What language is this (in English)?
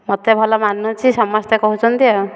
Odia